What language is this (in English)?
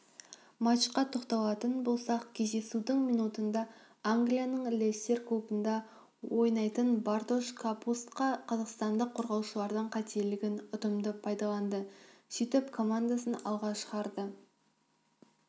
Kazakh